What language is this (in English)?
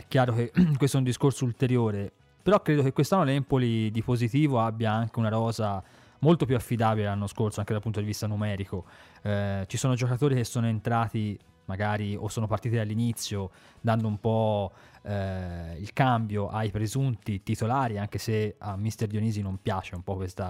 Italian